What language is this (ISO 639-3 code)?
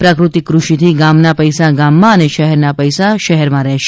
guj